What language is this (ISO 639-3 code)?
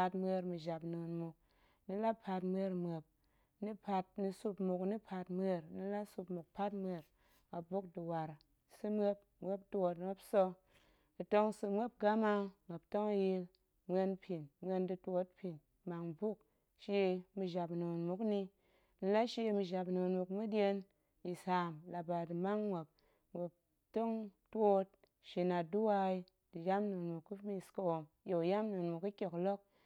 ank